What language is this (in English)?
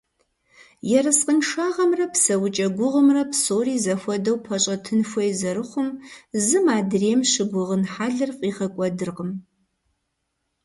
Kabardian